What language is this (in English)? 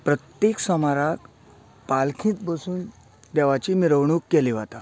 Konkani